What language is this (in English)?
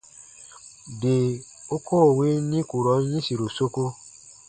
Baatonum